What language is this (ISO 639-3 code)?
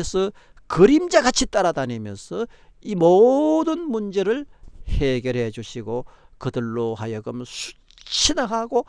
kor